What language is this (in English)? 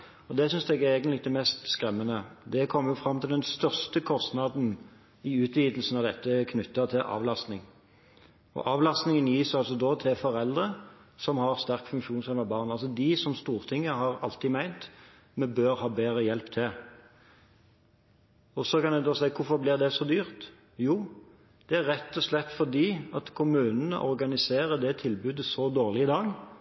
Norwegian Bokmål